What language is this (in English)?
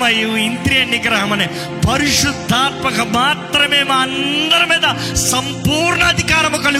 Telugu